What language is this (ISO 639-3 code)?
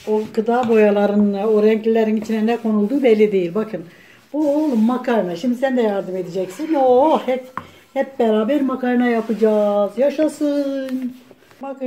tur